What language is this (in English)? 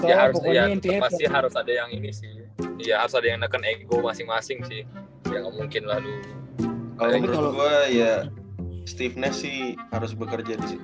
Indonesian